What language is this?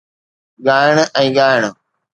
Sindhi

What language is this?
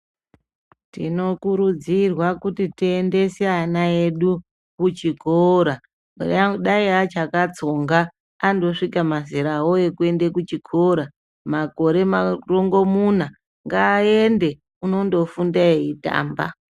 Ndau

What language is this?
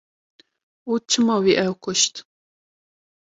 Kurdish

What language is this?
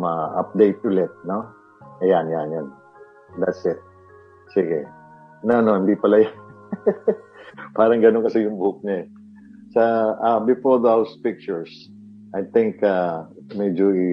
Filipino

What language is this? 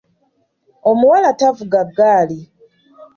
Ganda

